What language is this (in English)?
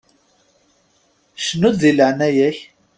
Kabyle